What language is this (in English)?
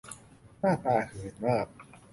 Thai